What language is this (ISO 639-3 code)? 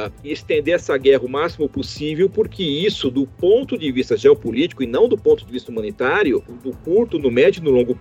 por